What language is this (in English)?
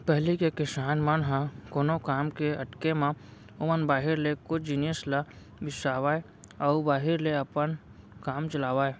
Chhattisgarhi